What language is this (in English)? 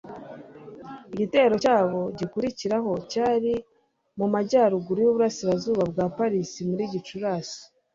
Kinyarwanda